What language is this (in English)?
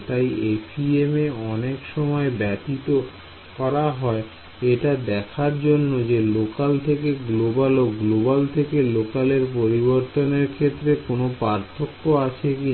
Bangla